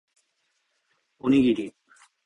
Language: Japanese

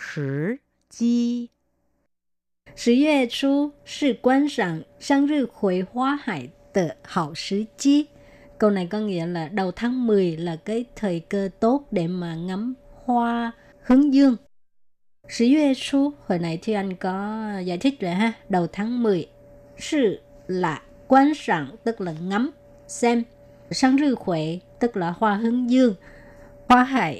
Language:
Vietnamese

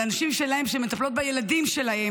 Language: Hebrew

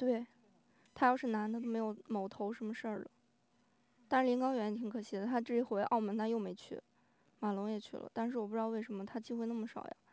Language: Chinese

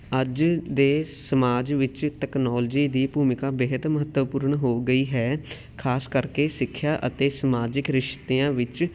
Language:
Punjabi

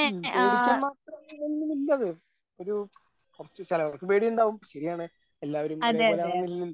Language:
Malayalam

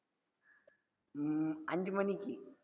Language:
Tamil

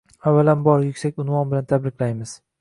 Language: Uzbek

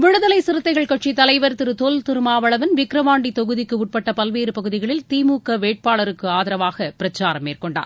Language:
Tamil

